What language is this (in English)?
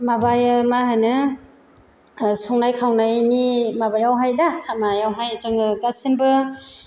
Bodo